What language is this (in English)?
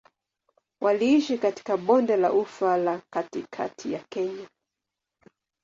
Swahili